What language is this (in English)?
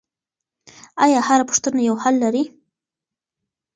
Pashto